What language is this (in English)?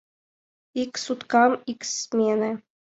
Mari